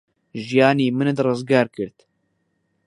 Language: Central Kurdish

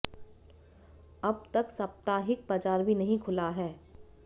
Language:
Hindi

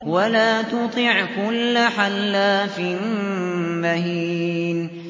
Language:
Arabic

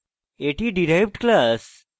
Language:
Bangla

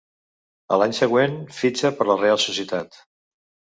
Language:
Catalan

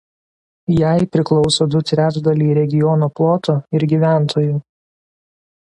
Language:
Lithuanian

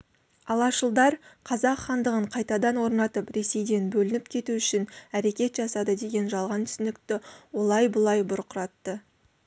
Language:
Kazakh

